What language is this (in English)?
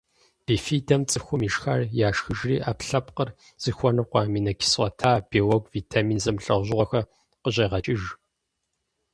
Kabardian